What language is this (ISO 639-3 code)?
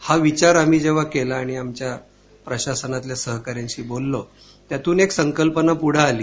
mar